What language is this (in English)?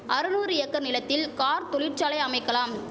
Tamil